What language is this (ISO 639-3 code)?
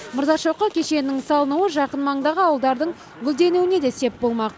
kaz